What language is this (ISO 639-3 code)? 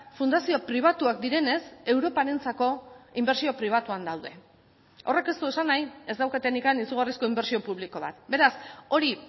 eus